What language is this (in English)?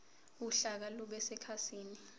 Zulu